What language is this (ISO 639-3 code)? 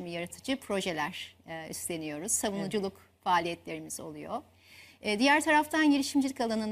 tur